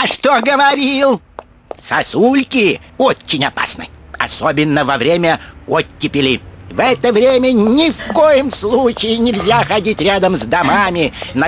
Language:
Russian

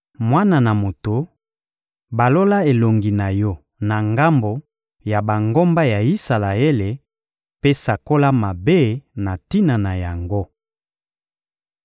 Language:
Lingala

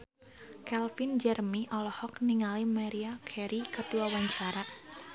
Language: Sundanese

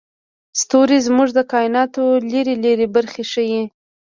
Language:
Pashto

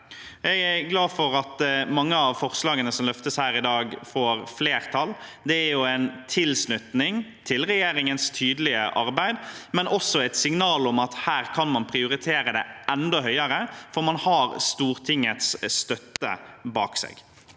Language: Norwegian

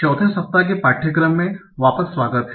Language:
Hindi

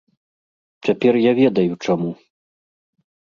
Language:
Belarusian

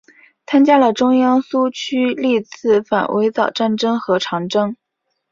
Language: Chinese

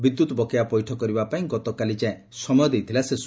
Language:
Odia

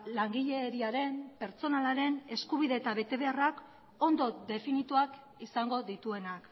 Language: Basque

